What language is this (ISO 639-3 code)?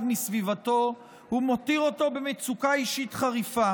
heb